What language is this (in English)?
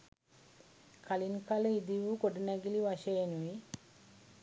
Sinhala